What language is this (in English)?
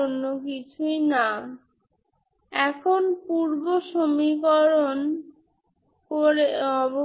Bangla